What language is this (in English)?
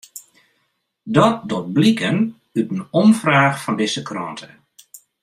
Western Frisian